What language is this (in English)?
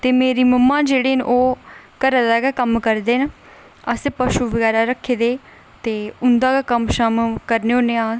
Dogri